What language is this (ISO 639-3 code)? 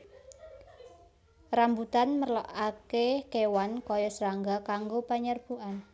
jav